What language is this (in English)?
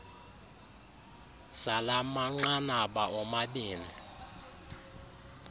Xhosa